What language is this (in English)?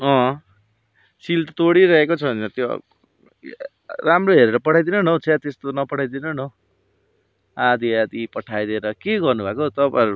Nepali